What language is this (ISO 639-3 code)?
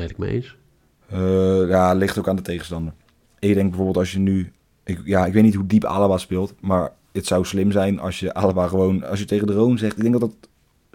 nld